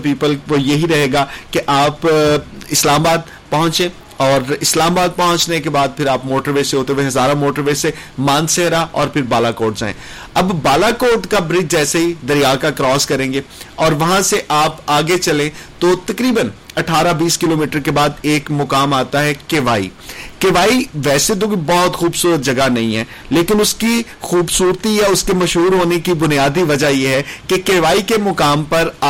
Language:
Urdu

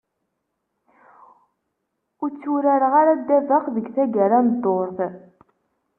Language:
Kabyle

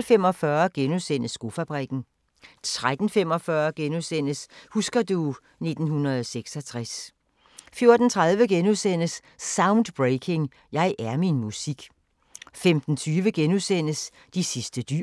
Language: Danish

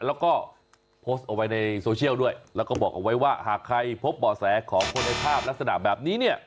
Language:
Thai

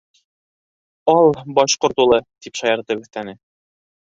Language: Bashkir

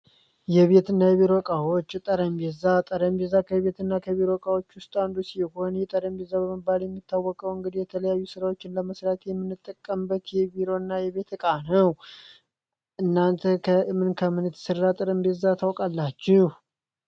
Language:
Amharic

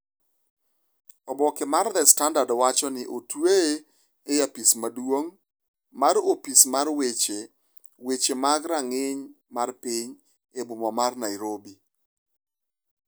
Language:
Luo (Kenya and Tanzania)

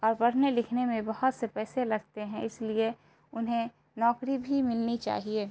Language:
Urdu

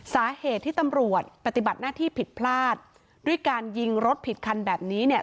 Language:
Thai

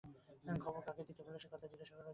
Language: Bangla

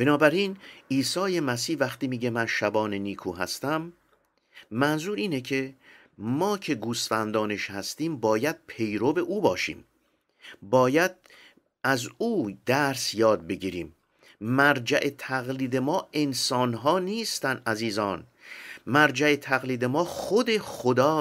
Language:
Persian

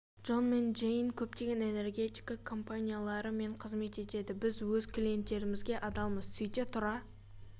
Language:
Kazakh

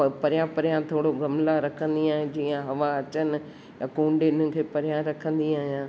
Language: Sindhi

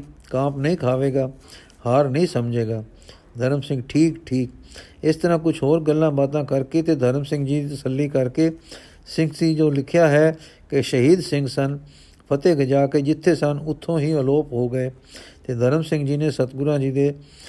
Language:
Punjabi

